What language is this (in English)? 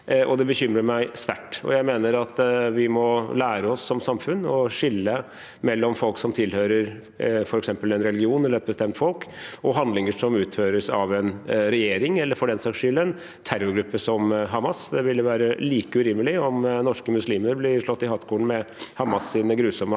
Norwegian